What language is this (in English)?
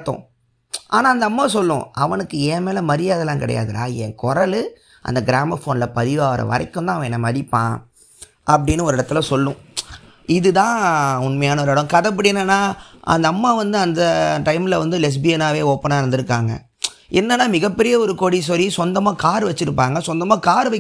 Tamil